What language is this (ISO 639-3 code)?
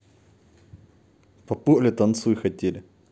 rus